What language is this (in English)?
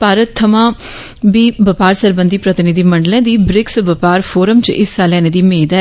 Dogri